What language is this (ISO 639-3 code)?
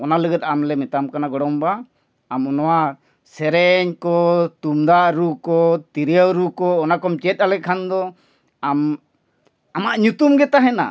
sat